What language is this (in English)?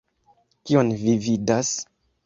Esperanto